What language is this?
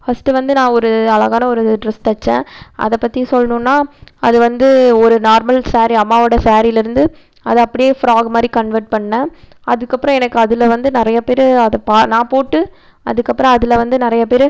Tamil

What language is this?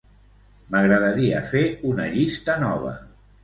Catalan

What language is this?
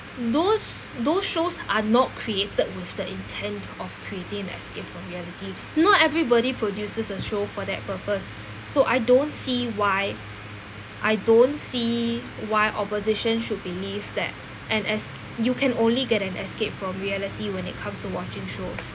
English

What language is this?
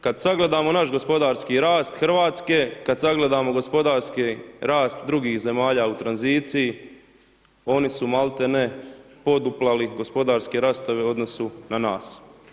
Croatian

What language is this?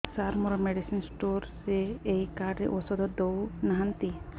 Odia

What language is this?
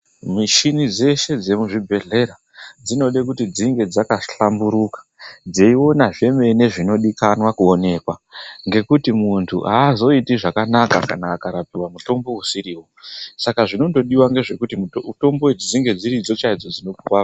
Ndau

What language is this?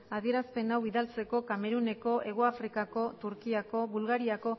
Basque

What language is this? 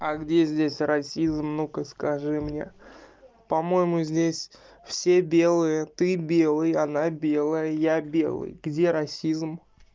Russian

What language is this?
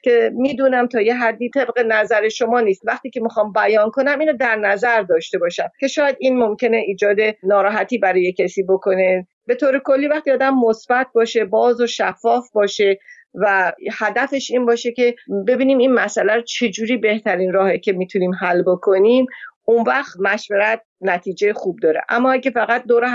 Persian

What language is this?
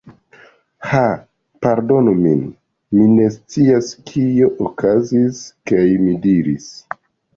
Esperanto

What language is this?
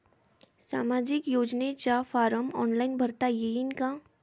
Marathi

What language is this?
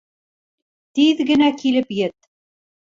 Bashkir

